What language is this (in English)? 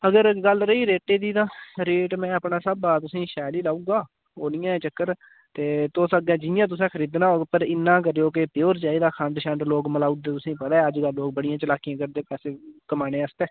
Dogri